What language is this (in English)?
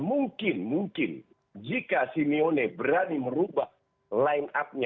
Indonesian